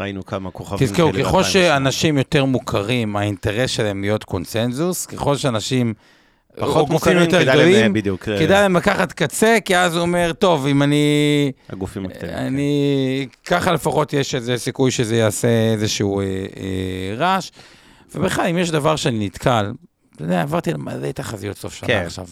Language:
Hebrew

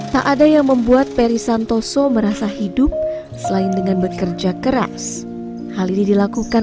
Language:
Indonesian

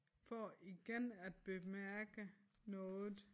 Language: Danish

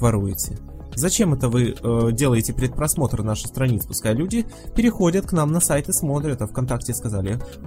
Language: Russian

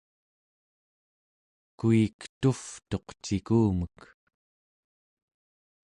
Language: Central Yupik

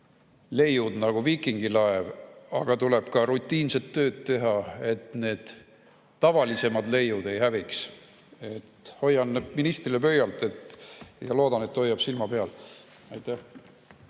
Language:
Estonian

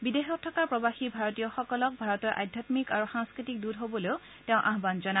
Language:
Assamese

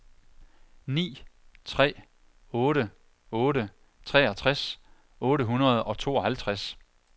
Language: Danish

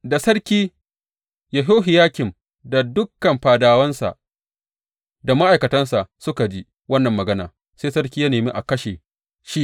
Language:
Hausa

